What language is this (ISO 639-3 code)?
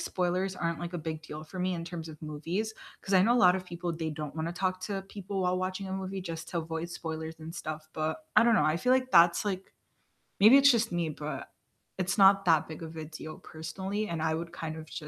eng